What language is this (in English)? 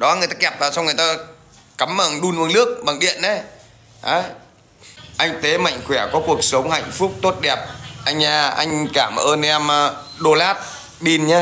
Vietnamese